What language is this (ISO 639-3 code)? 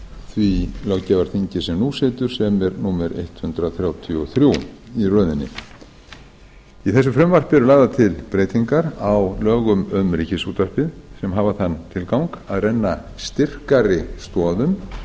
isl